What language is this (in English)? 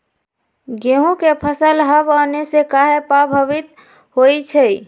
Magahi